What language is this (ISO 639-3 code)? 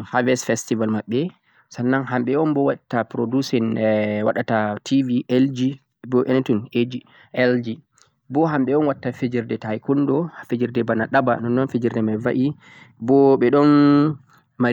fuq